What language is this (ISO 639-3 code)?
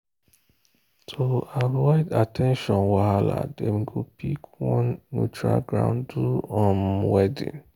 pcm